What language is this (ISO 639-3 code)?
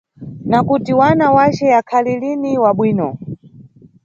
nyu